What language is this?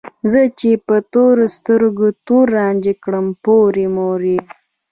Pashto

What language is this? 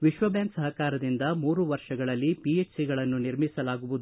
Kannada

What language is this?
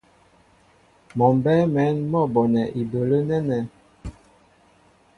Mbo (Cameroon)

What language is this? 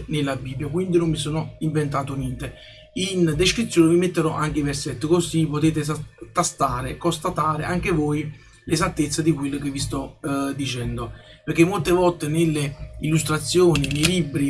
Italian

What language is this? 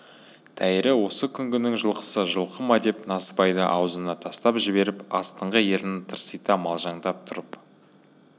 Kazakh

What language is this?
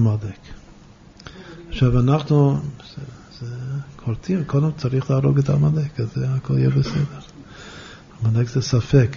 Hebrew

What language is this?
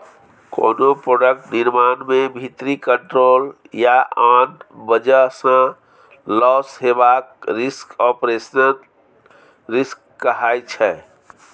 Maithili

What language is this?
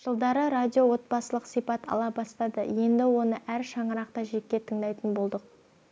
Kazakh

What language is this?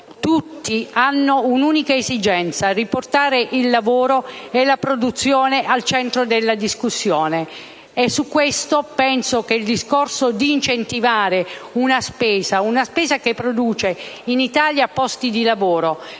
Italian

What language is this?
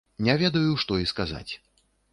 Belarusian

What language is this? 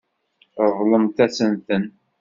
Kabyle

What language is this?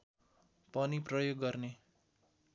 Nepali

